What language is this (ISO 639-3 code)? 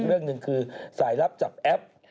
tha